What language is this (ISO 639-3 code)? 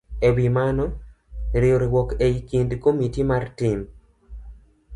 luo